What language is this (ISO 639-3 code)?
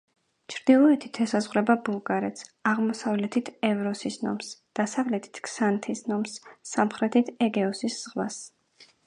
kat